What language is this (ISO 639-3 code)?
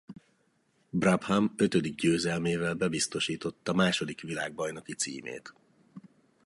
hun